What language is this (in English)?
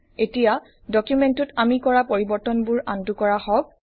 Assamese